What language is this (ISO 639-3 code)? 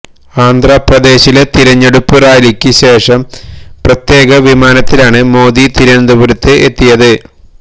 mal